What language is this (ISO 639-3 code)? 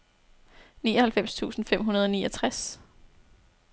dan